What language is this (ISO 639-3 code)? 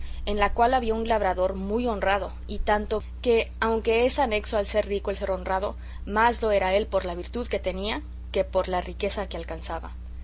spa